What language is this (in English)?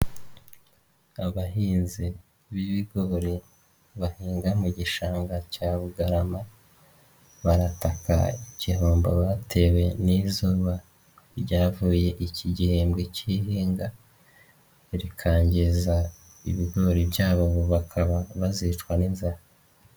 Kinyarwanda